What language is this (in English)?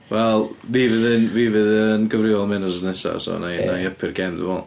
Welsh